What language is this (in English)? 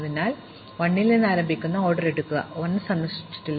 Malayalam